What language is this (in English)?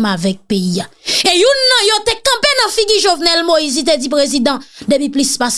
French